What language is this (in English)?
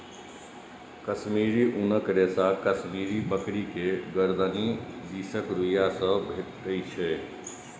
Maithili